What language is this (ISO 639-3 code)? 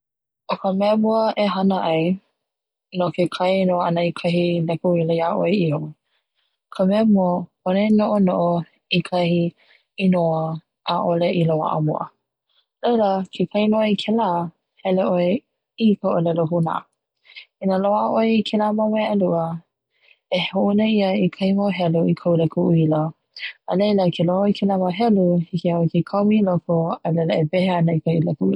haw